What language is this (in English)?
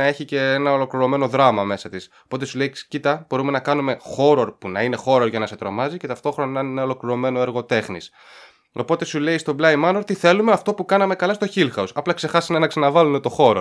Greek